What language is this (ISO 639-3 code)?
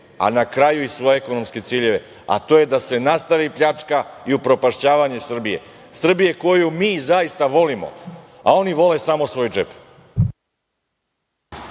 srp